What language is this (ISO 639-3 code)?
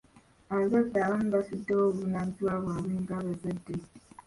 lug